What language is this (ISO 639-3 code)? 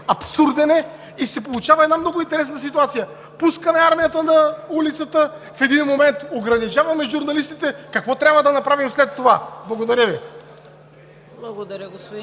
bul